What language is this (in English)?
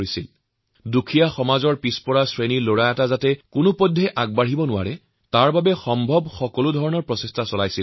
Assamese